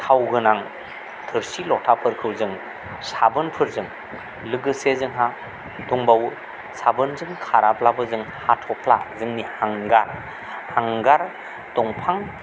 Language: Bodo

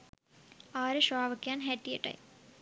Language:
Sinhala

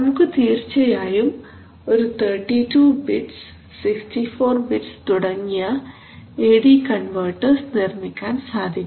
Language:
Malayalam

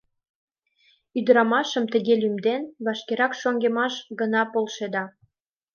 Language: Mari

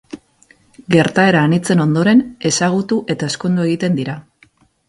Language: Basque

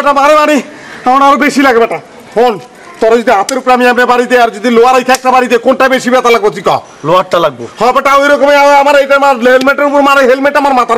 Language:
Hindi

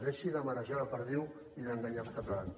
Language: Catalan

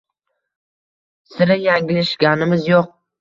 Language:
Uzbek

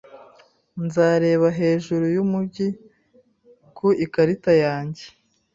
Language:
Kinyarwanda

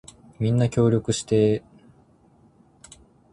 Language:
Japanese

